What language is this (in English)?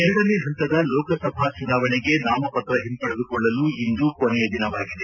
Kannada